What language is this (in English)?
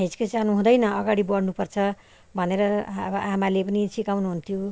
Nepali